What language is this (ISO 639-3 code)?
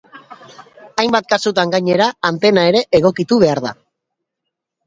eus